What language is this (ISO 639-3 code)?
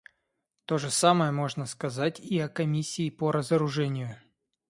rus